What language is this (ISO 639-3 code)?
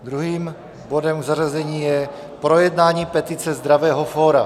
ces